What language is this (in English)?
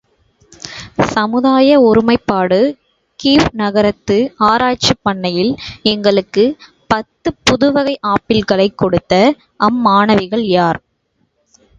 Tamil